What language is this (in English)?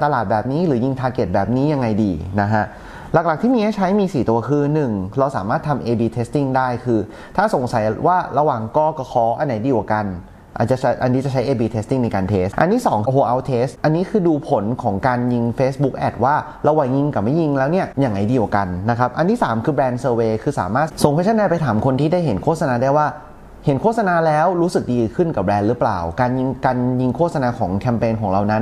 Thai